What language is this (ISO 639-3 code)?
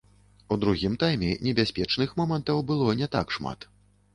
bel